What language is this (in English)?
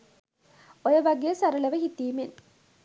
Sinhala